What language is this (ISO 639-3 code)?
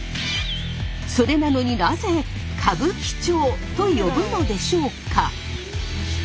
jpn